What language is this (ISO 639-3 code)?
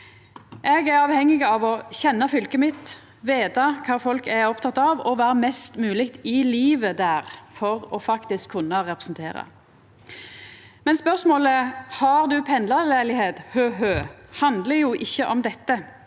nor